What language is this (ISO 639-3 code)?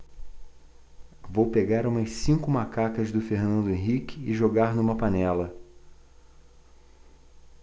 por